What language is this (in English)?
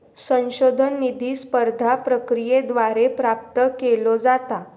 Marathi